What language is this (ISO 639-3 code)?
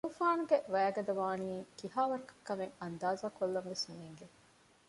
div